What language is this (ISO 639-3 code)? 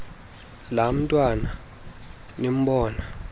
xho